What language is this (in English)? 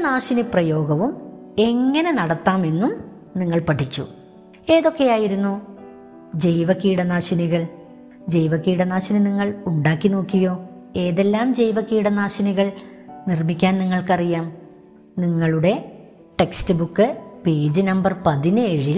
Malayalam